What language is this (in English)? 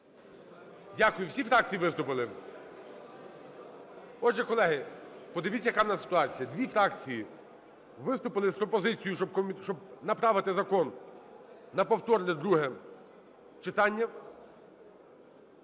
Ukrainian